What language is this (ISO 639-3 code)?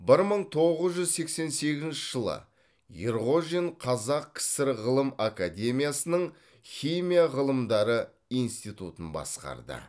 kaz